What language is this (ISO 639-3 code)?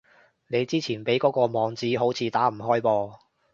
yue